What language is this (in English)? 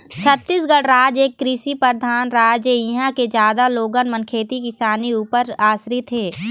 Chhattisgarhi